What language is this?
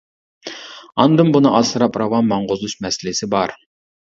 Uyghur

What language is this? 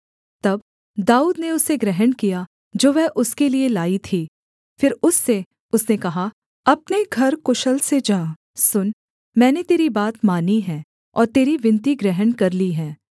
Hindi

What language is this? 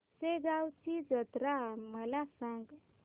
Marathi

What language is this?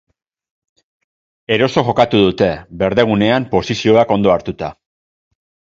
Basque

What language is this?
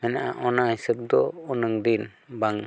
Santali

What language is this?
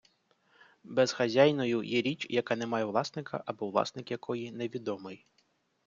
Ukrainian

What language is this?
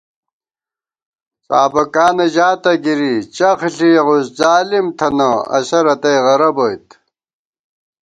Gawar-Bati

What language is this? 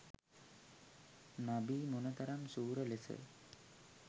Sinhala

